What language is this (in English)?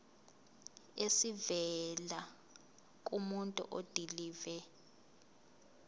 Zulu